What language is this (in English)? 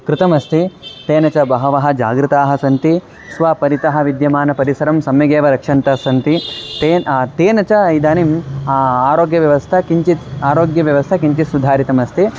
Sanskrit